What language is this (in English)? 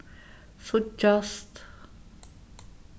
Faroese